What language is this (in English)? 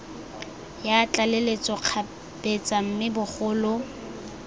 Tswana